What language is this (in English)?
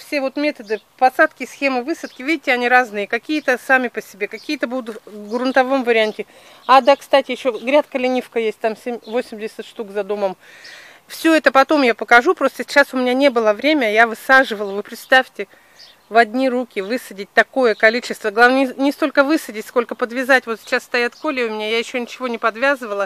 Russian